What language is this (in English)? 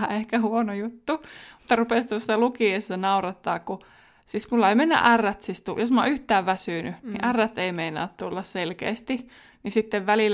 Finnish